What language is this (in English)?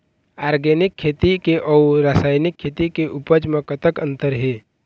Chhattisgarhi